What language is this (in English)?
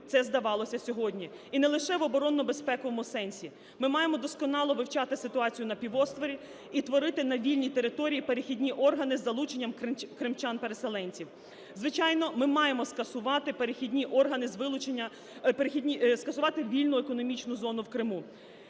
Ukrainian